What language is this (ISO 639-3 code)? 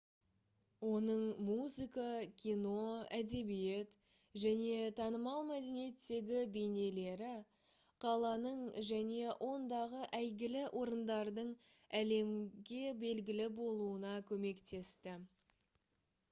kaz